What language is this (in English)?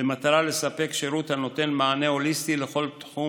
Hebrew